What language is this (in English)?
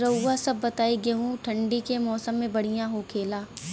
Bhojpuri